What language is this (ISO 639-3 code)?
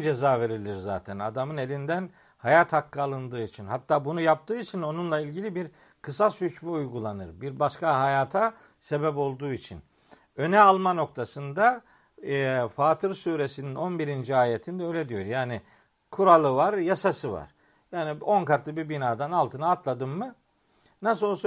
tur